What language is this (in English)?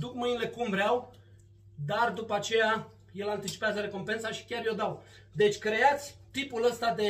Romanian